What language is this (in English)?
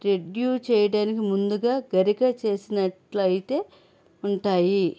Telugu